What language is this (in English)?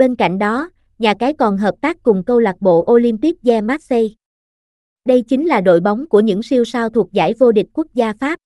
Vietnamese